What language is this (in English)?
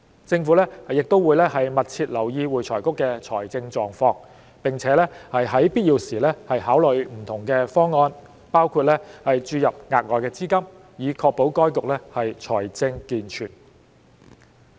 Cantonese